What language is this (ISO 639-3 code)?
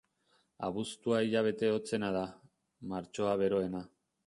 eus